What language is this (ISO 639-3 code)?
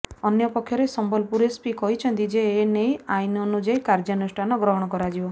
ori